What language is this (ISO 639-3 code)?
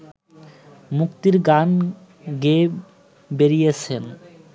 ben